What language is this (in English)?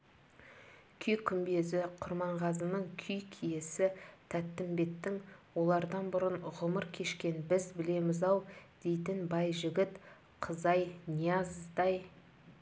Kazakh